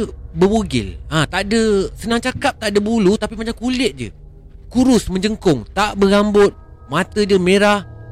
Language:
Malay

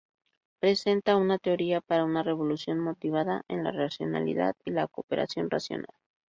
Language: Spanish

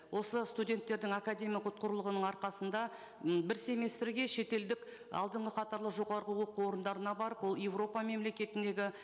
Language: Kazakh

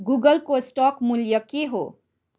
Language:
Nepali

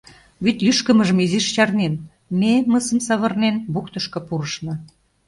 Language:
Mari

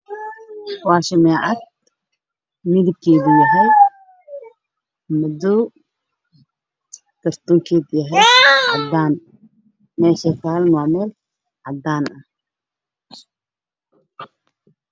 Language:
Somali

